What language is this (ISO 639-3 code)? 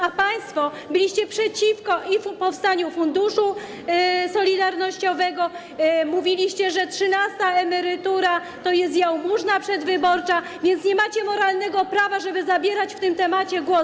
pol